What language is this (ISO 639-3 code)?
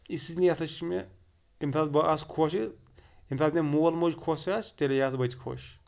kas